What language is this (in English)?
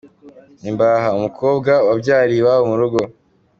Kinyarwanda